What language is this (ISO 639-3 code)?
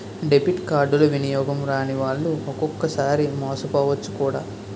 tel